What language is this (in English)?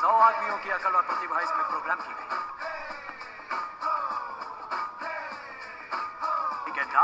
Hindi